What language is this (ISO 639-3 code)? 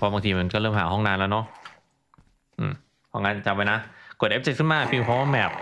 tha